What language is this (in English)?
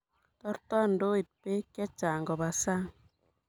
Kalenjin